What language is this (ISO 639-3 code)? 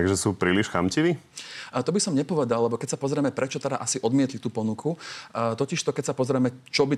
slk